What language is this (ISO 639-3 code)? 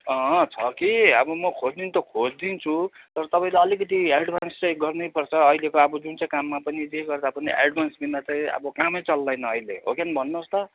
nep